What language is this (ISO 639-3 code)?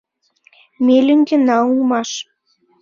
chm